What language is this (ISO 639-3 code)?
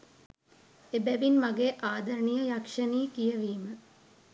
sin